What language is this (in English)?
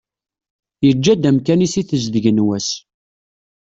Kabyle